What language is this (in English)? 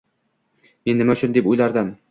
Uzbek